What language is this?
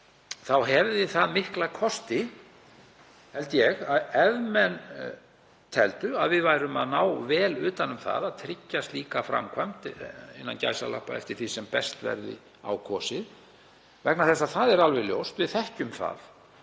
Icelandic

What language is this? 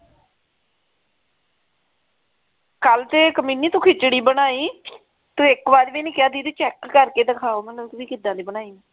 Punjabi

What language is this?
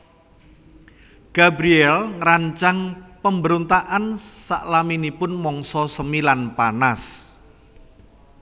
Javanese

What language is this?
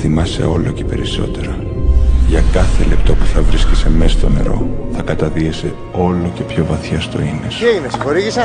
Greek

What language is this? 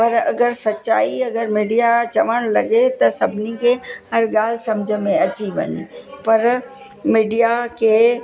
Sindhi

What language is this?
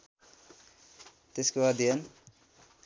Nepali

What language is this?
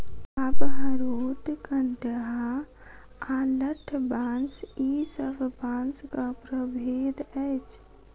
Maithili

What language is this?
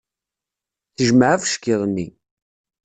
Kabyle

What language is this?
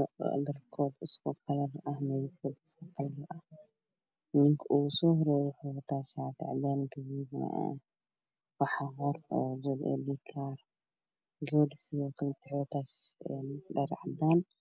Somali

